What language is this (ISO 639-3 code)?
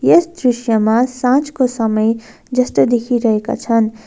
nep